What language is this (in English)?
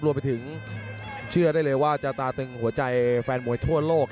Thai